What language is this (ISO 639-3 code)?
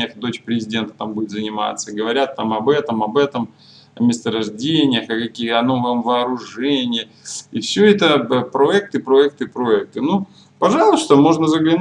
rus